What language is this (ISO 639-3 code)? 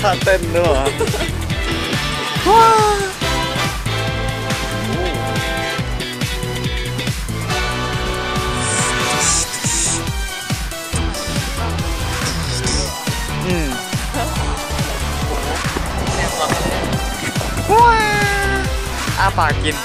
tha